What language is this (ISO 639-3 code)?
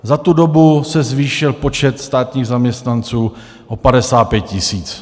ces